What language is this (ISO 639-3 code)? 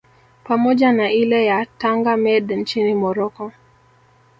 swa